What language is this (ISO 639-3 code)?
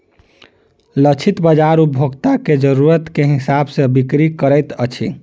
mai